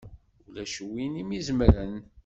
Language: Kabyle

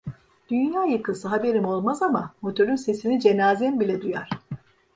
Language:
Turkish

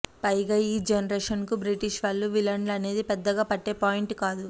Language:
Telugu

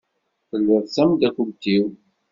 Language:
Kabyle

